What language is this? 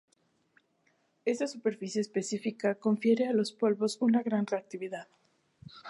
Spanish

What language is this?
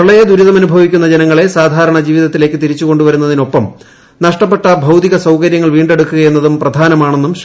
Malayalam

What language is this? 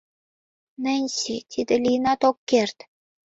Mari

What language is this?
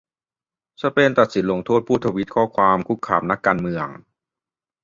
Thai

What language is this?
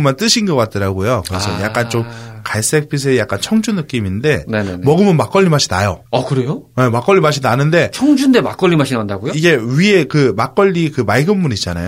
Korean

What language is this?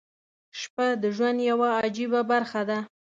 Pashto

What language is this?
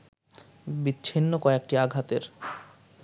Bangla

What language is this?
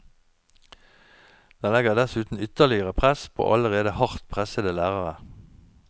Norwegian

